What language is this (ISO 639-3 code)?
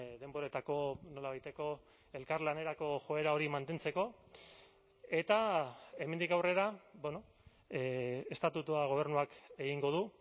eus